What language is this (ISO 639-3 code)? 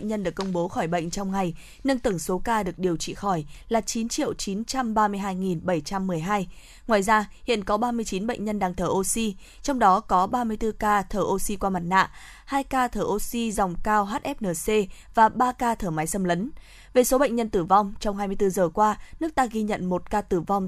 vie